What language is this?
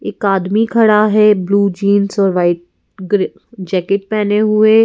Hindi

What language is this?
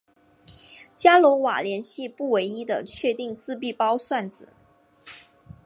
Chinese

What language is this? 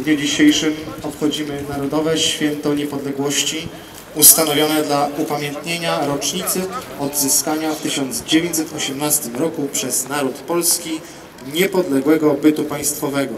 Polish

